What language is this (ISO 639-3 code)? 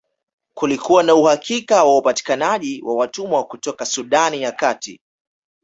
swa